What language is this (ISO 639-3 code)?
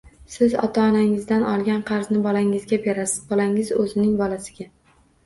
uzb